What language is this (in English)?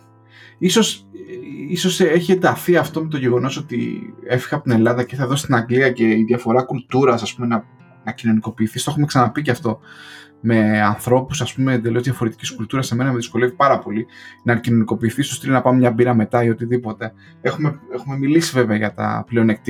Greek